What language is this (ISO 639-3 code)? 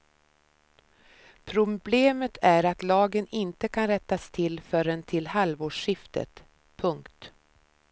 swe